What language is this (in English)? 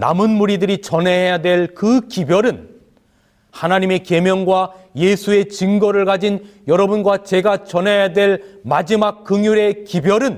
Korean